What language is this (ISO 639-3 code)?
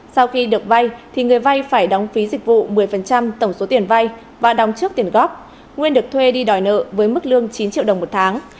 vie